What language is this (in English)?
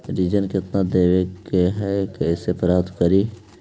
Magahi